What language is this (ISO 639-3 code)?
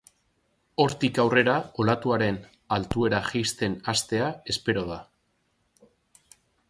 eus